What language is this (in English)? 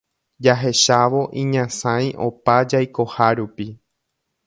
Guarani